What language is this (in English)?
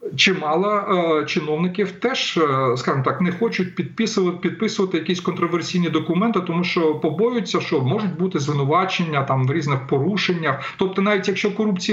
Ukrainian